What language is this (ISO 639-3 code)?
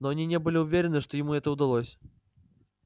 rus